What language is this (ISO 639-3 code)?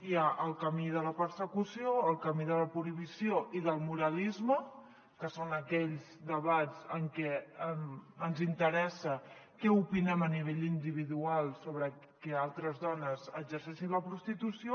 cat